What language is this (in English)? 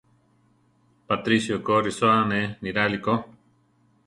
Central Tarahumara